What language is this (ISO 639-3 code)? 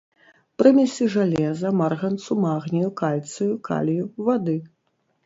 bel